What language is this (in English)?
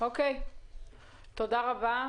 Hebrew